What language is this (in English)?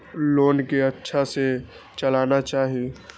Maithili